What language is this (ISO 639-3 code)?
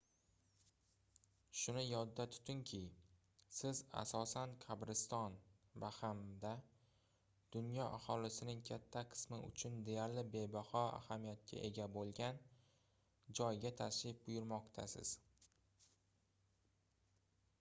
uzb